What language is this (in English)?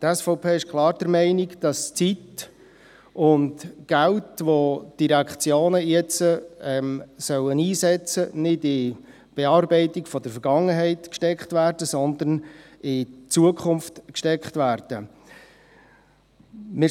Swiss German